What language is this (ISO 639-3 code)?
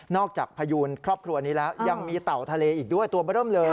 tha